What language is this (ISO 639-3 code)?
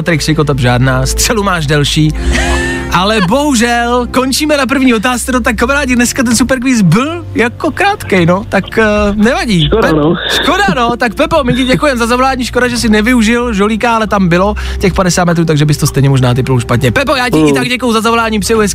ces